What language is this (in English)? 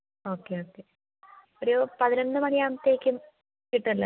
Malayalam